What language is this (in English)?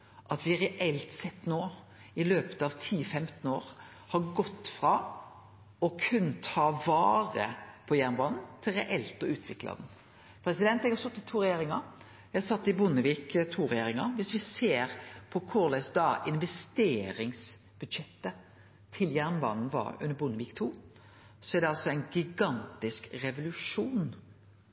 Norwegian Nynorsk